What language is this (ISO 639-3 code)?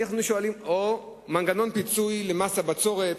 heb